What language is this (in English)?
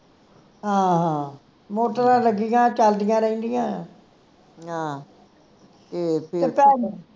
Punjabi